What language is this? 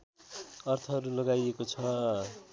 Nepali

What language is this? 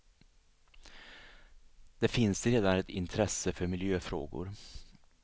Swedish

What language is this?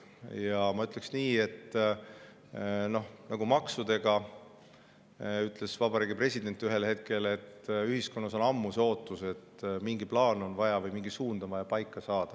Estonian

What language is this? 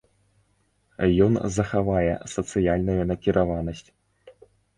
Belarusian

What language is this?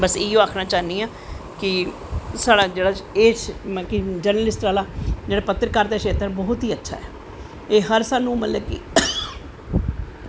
Dogri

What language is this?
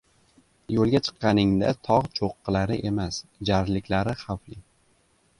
Uzbek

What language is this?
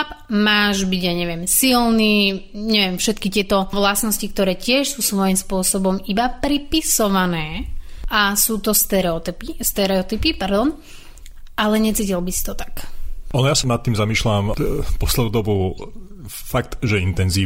Slovak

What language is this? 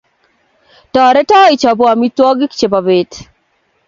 Kalenjin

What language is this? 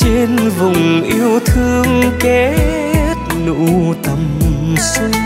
Vietnamese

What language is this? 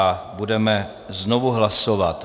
Czech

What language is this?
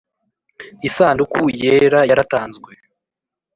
Kinyarwanda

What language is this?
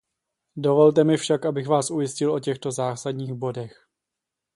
Czech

